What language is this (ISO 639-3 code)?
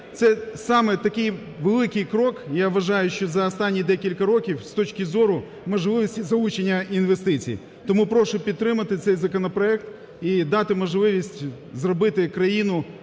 ukr